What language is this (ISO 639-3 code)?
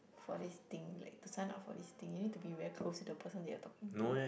eng